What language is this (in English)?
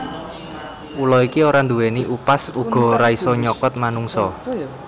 Javanese